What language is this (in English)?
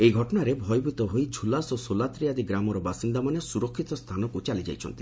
Odia